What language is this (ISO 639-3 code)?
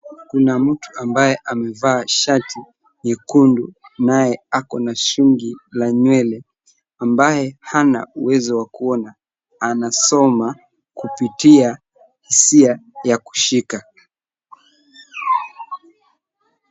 swa